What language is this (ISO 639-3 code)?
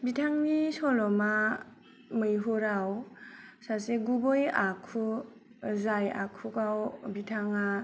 brx